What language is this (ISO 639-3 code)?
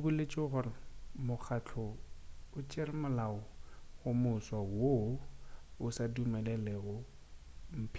nso